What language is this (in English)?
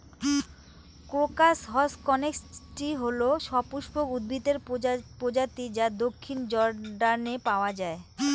Bangla